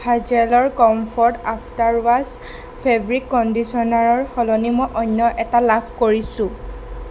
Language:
Assamese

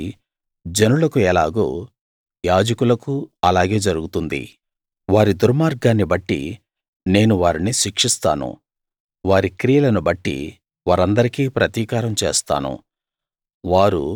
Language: Telugu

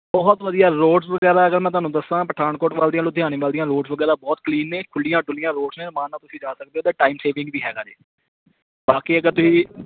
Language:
Punjabi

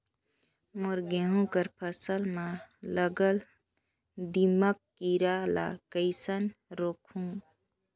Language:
Chhattisgarhi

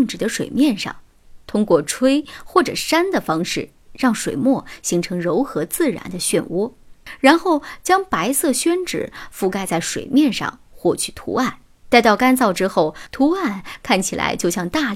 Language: Chinese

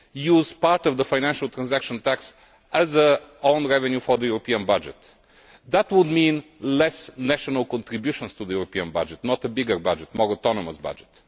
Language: English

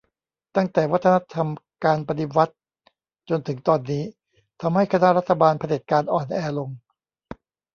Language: Thai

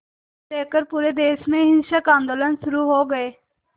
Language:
Hindi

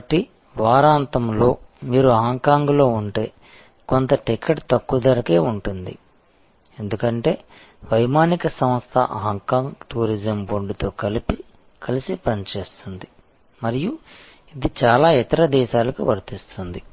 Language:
Telugu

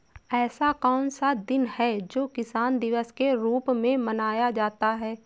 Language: Hindi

